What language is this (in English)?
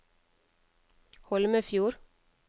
Norwegian